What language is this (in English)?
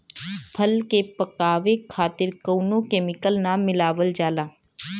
Bhojpuri